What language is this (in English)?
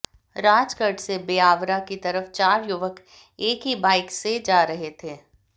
Hindi